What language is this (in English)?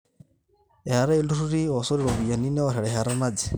Masai